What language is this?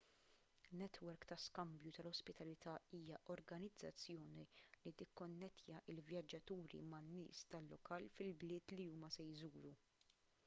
Maltese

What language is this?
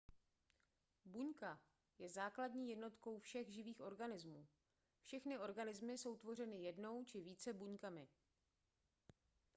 Czech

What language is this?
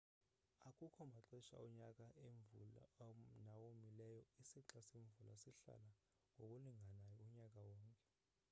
Xhosa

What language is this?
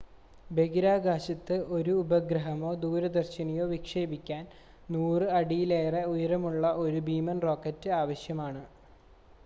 Malayalam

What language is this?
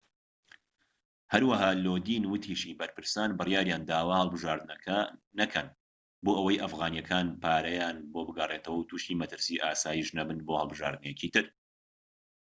Central Kurdish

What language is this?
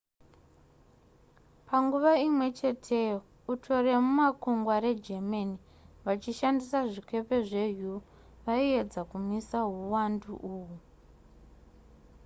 Shona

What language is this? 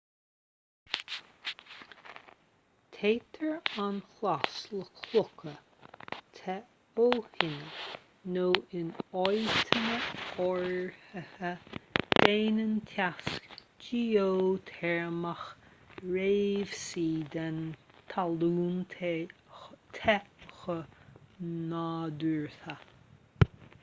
Irish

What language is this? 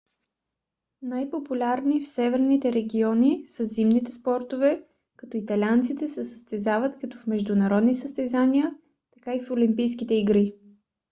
Bulgarian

